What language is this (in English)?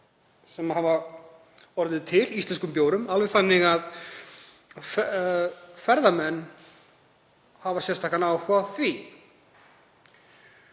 Icelandic